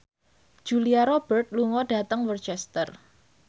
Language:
Javanese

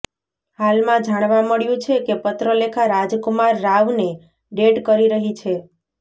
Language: Gujarati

